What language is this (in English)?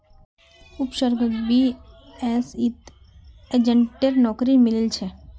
Magahi